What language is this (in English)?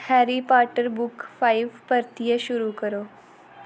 Dogri